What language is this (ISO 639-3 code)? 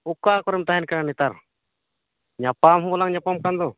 sat